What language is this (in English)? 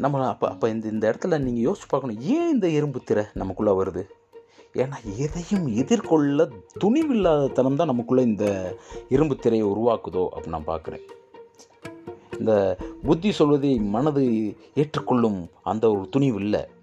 Tamil